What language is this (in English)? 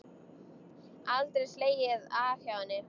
Icelandic